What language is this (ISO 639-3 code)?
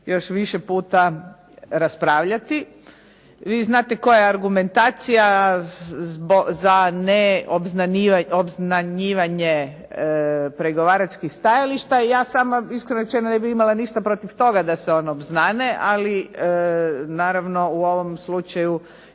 hrv